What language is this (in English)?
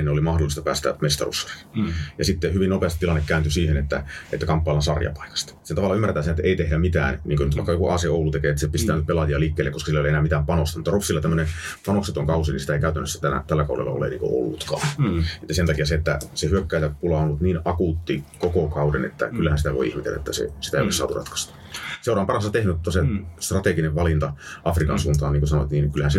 Finnish